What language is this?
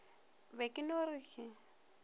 Northern Sotho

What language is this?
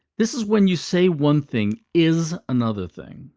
English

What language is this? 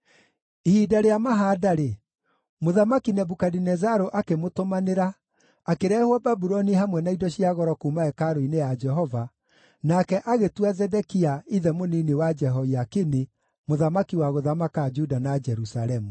Kikuyu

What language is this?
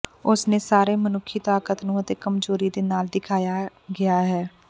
Punjabi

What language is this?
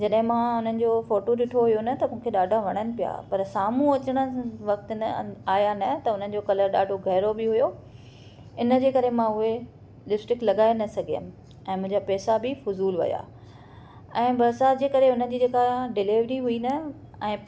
Sindhi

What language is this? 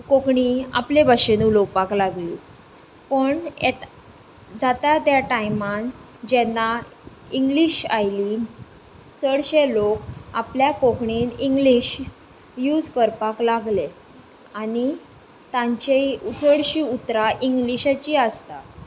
Konkani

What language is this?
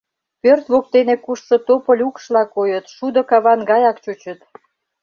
Mari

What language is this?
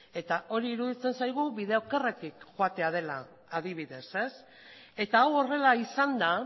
Basque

